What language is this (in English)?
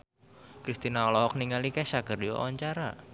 Sundanese